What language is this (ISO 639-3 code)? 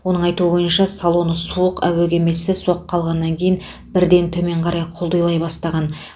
kaz